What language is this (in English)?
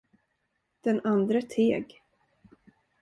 Swedish